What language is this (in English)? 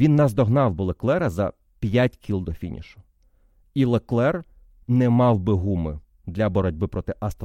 Ukrainian